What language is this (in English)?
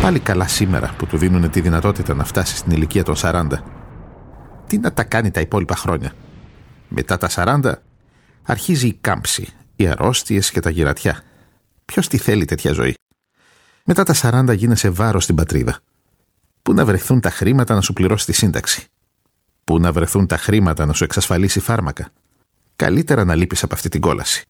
Greek